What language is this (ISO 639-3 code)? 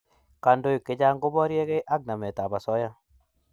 kln